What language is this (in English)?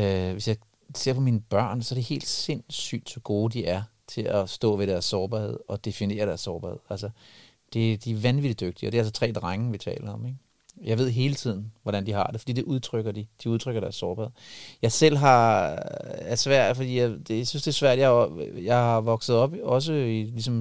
Danish